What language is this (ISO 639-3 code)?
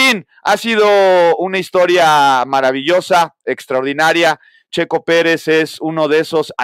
spa